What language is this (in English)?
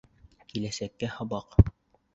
Bashkir